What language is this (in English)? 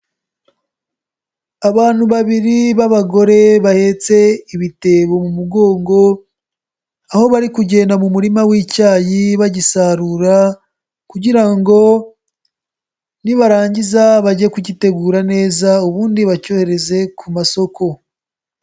Kinyarwanda